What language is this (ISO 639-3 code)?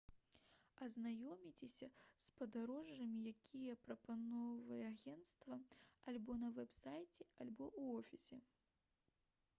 bel